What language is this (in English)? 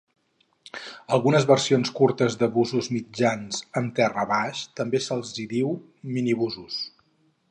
Catalan